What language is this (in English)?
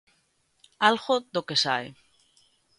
Galician